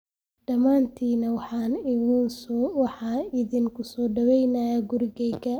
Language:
Somali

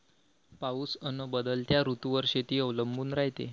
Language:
Marathi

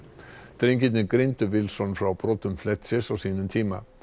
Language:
Icelandic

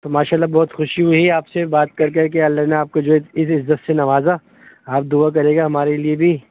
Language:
Urdu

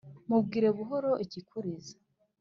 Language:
Kinyarwanda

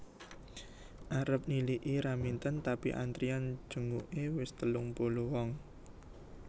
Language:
Javanese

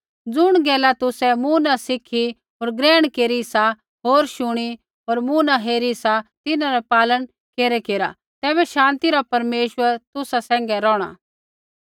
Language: Kullu Pahari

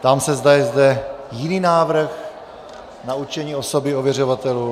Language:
Czech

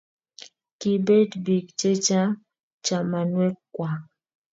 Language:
Kalenjin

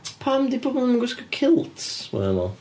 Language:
Welsh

